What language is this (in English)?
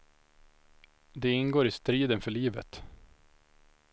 Swedish